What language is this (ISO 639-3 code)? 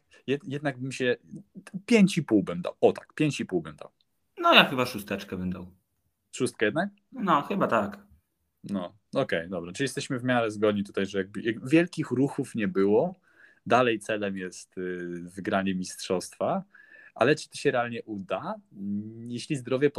pol